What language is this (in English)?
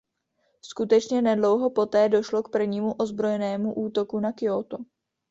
Czech